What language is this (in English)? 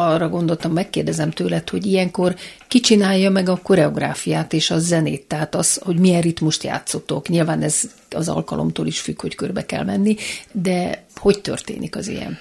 Hungarian